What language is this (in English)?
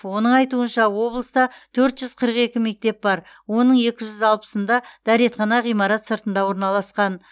Kazakh